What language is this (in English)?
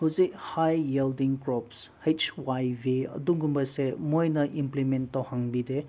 Manipuri